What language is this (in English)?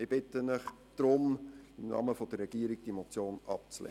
Swiss German